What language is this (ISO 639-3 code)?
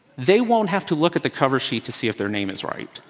eng